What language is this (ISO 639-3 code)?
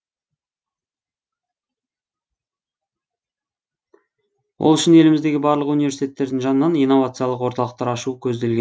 kaz